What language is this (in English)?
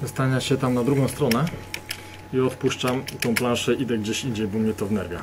Polish